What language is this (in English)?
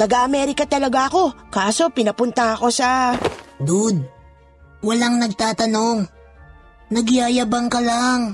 Filipino